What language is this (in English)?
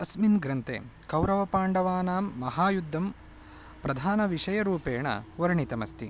Sanskrit